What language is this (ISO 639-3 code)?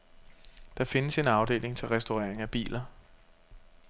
dan